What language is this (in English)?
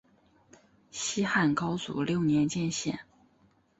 Chinese